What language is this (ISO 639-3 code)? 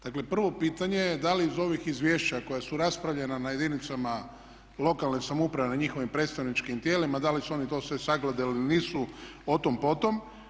hrv